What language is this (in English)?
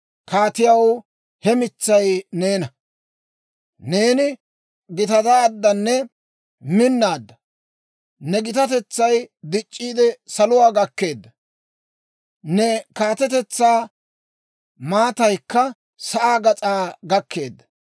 Dawro